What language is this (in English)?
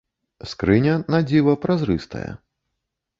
Belarusian